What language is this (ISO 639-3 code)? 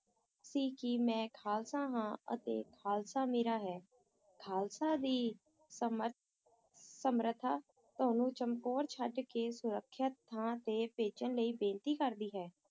pan